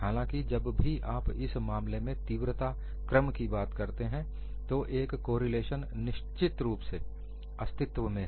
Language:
Hindi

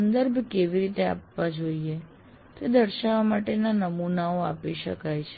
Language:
Gujarati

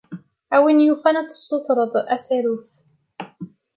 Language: Kabyle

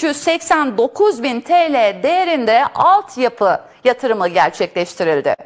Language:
Turkish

